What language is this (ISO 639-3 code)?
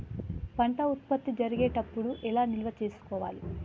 tel